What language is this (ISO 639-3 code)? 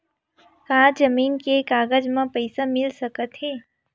hne